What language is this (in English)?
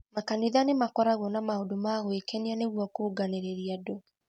Kikuyu